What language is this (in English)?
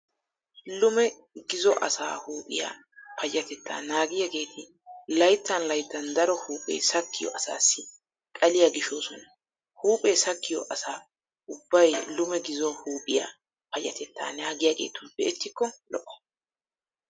Wolaytta